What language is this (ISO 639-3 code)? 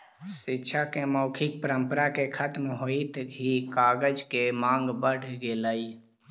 mag